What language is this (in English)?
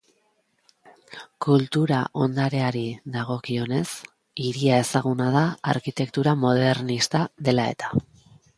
Basque